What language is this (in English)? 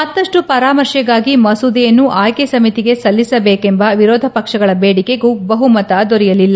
Kannada